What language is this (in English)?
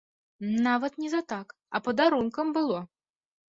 Belarusian